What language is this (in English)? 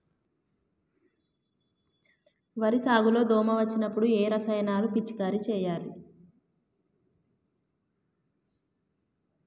Telugu